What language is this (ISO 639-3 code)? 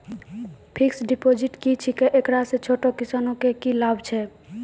mai